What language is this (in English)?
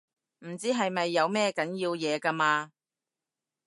Cantonese